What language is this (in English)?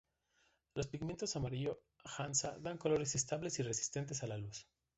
Spanish